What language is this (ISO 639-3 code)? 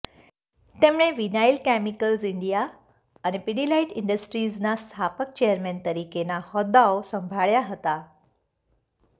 guj